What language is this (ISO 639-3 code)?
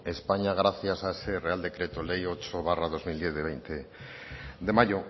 spa